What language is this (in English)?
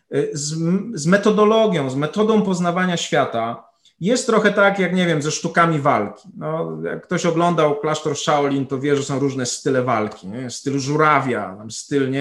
Polish